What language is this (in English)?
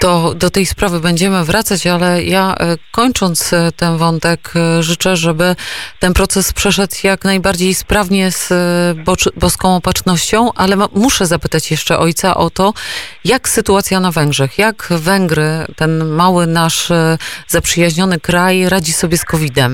Polish